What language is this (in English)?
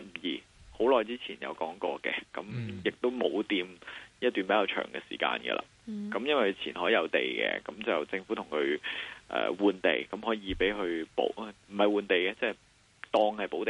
Chinese